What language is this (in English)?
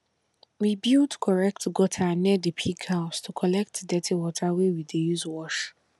Nigerian Pidgin